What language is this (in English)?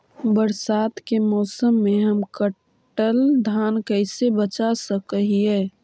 Magahi